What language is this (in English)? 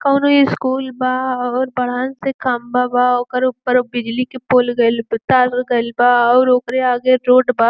Bhojpuri